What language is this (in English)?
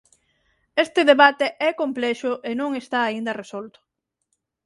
Galician